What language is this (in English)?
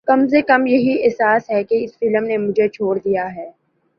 Urdu